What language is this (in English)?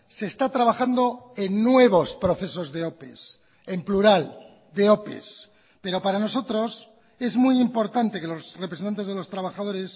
Spanish